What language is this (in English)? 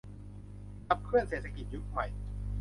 Thai